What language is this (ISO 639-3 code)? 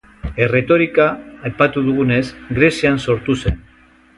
eus